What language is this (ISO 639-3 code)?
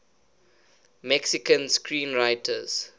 eng